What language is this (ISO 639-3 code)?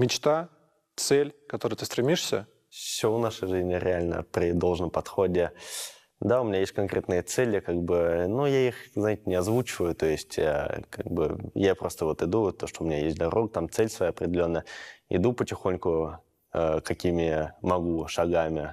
rus